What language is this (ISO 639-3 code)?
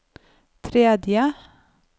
nor